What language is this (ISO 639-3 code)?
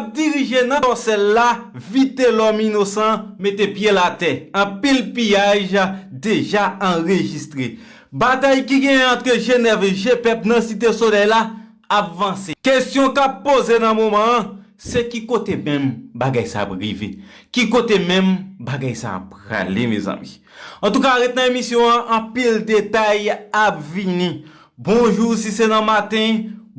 fra